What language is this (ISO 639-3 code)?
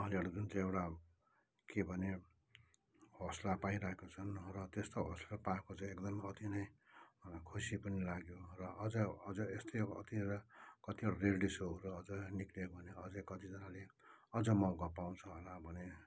nep